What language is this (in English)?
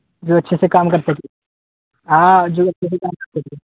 Urdu